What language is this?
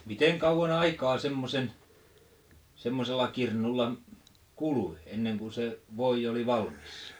Finnish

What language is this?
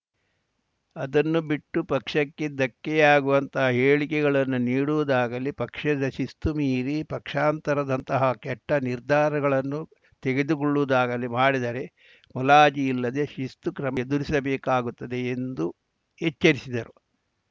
Kannada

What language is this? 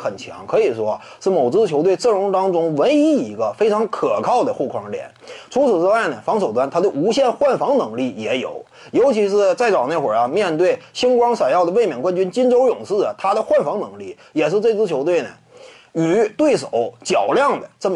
Chinese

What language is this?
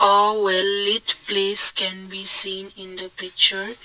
English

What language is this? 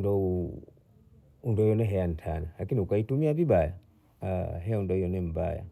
Bondei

